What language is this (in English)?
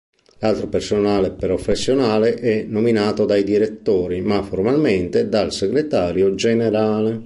Italian